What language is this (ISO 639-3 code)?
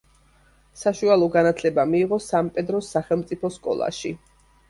kat